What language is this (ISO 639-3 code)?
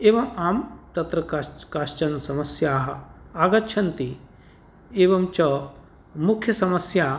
san